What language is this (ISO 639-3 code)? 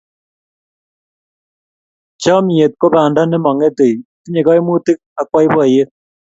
kln